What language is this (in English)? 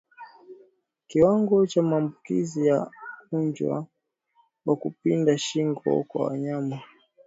Swahili